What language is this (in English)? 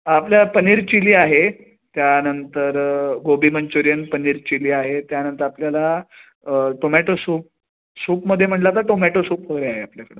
Marathi